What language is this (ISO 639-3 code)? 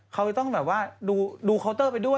tha